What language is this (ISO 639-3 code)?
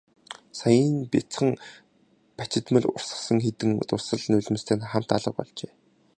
mon